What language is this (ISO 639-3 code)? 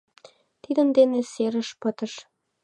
chm